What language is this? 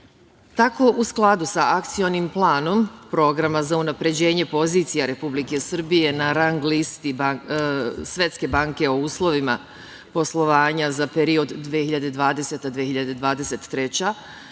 Serbian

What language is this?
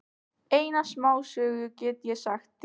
Icelandic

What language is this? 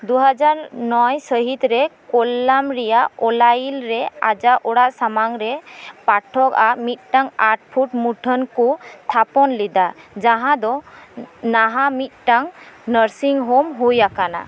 Santali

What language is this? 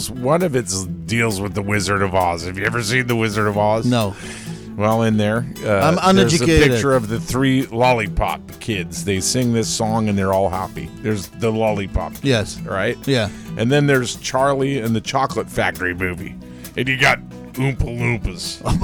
English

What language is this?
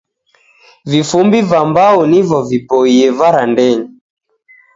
Taita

